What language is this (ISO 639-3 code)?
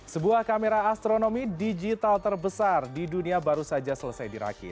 ind